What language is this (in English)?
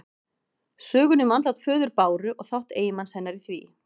Icelandic